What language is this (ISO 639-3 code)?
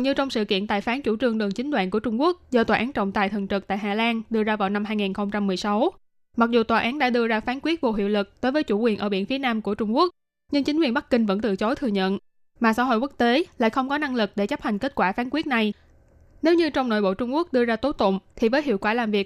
vie